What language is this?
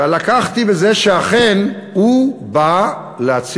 Hebrew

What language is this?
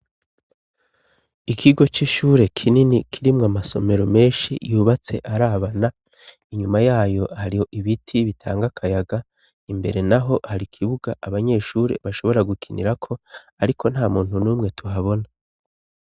Rundi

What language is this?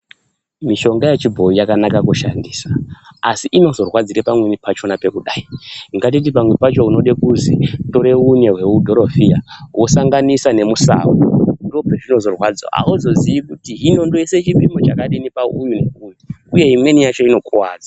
Ndau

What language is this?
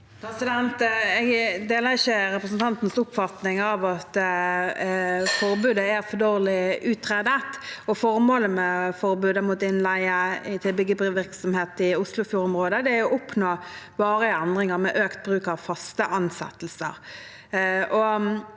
Norwegian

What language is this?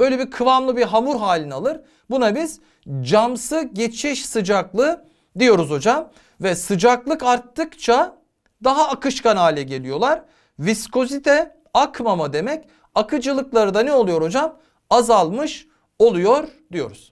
Turkish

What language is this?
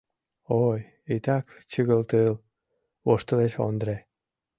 Mari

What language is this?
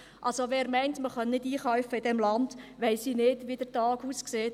Swiss German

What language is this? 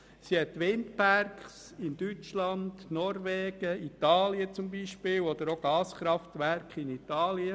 Swiss German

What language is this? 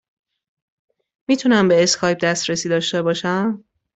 Persian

